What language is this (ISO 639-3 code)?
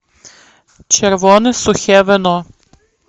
rus